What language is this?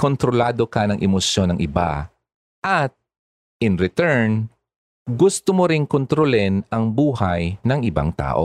Filipino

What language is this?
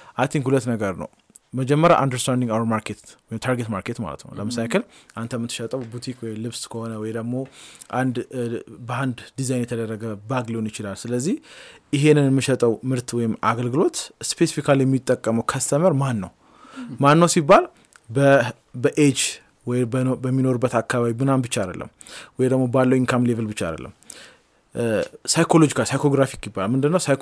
Amharic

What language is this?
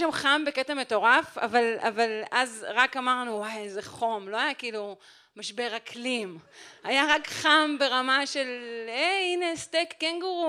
Hebrew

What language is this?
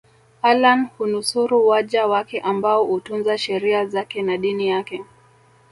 Swahili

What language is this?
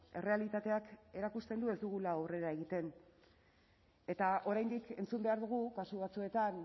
Basque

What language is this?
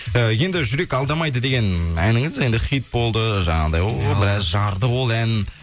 Kazakh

